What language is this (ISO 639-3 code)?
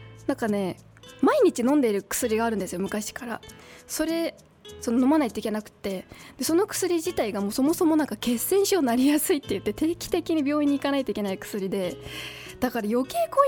jpn